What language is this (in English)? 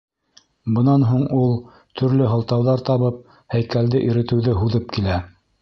Bashkir